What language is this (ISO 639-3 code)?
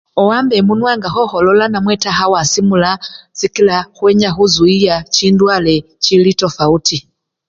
luy